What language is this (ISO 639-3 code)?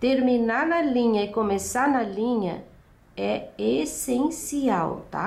por